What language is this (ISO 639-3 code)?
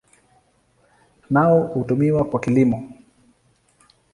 swa